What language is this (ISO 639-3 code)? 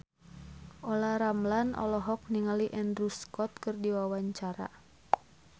sun